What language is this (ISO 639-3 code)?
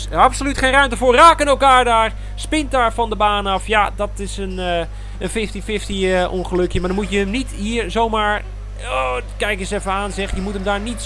nld